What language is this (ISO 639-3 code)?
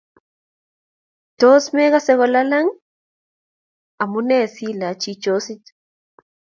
kln